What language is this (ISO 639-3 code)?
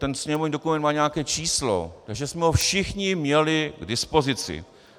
ces